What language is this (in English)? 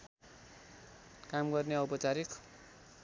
Nepali